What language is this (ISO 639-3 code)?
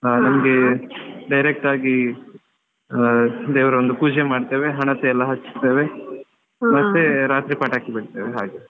kan